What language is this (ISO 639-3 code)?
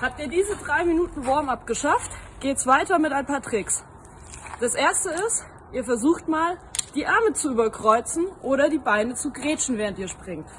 deu